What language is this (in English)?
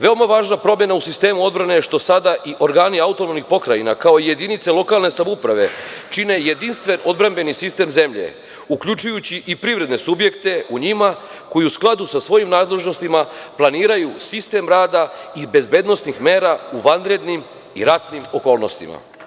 Serbian